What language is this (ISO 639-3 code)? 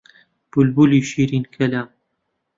ckb